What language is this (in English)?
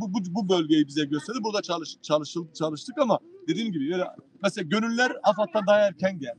Turkish